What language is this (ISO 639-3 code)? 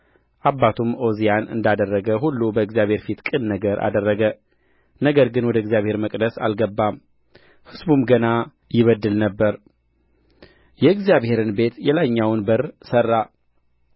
amh